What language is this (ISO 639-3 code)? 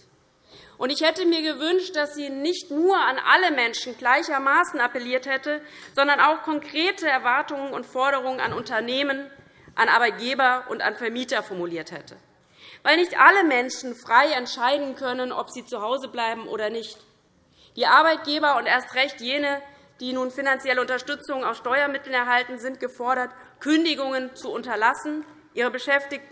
deu